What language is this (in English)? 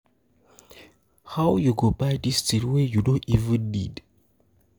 Nigerian Pidgin